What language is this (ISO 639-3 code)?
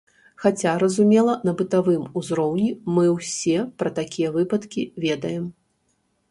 bel